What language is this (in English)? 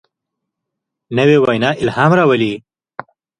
Pashto